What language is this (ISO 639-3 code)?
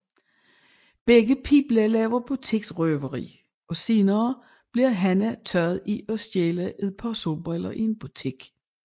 dan